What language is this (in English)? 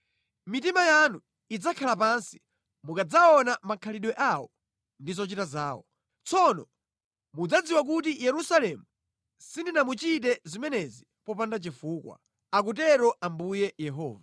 Nyanja